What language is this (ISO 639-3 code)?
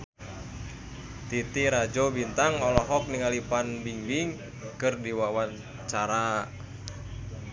sun